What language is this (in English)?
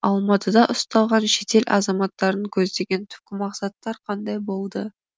Kazakh